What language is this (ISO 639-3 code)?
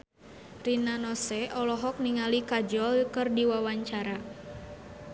sun